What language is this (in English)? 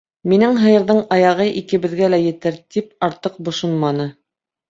Bashkir